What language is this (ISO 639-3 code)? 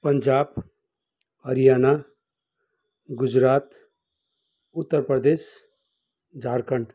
nep